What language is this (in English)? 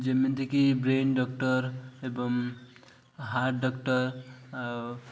Odia